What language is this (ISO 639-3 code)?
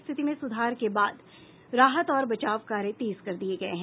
hin